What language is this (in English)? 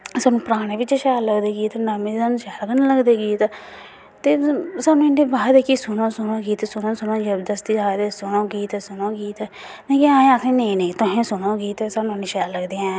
Dogri